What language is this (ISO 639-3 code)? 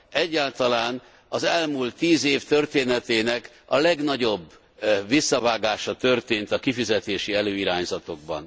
hun